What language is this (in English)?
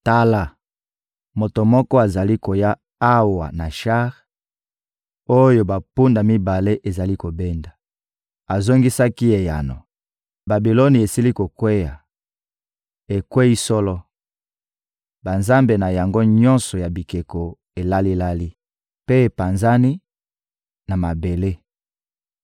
Lingala